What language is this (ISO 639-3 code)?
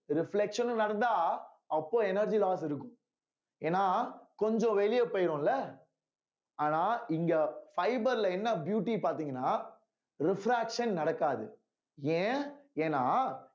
tam